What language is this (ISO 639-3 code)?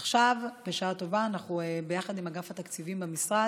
heb